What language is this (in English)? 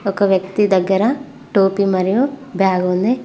Telugu